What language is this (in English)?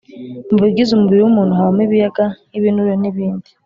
Kinyarwanda